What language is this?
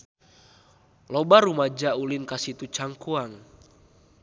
Sundanese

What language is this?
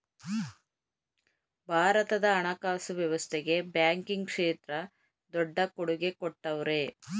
Kannada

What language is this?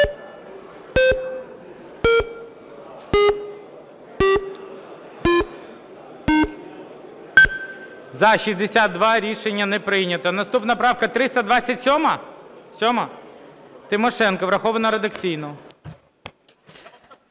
Ukrainian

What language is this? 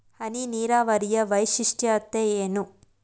Kannada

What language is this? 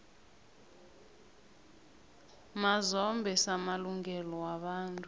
South Ndebele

